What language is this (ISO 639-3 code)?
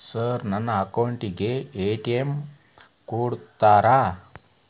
kan